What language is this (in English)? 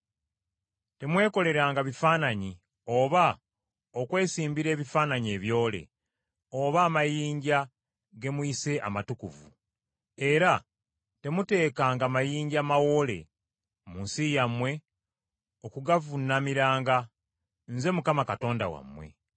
Ganda